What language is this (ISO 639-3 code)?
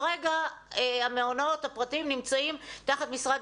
heb